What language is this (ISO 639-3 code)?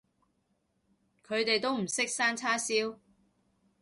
yue